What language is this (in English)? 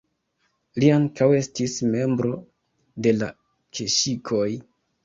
Esperanto